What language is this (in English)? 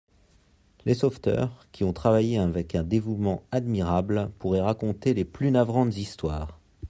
French